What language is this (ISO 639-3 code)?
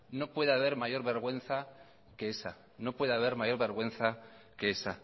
spa